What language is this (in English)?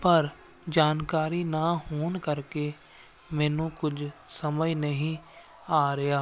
Punjabi